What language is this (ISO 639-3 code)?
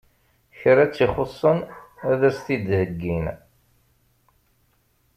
kab